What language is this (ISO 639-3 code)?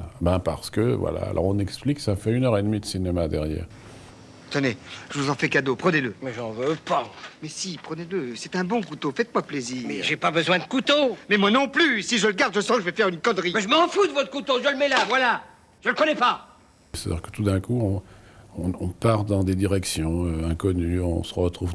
fra